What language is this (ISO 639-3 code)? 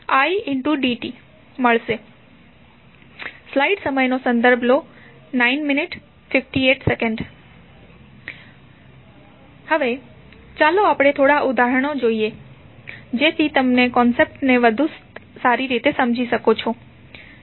guj